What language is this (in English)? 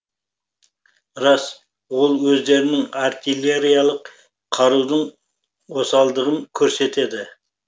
Kazakh